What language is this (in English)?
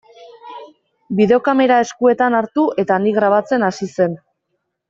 Basque